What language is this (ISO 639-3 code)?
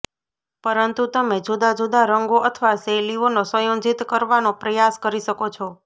guj